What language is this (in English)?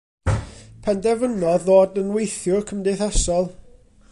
Welsh